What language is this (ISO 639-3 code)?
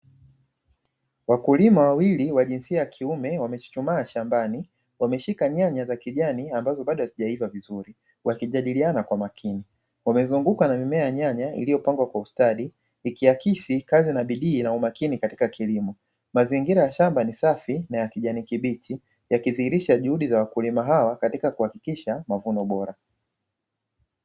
swa